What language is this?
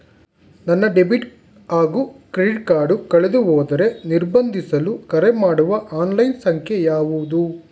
Kannada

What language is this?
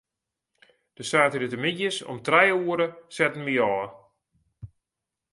Western Frisian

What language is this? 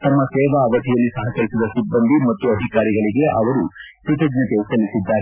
Kannada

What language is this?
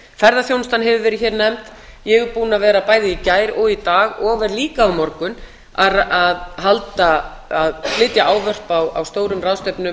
Icelandic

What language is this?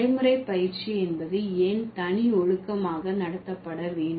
Tamil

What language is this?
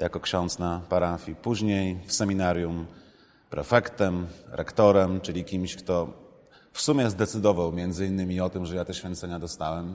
Polish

